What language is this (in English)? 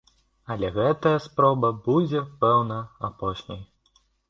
Belarusian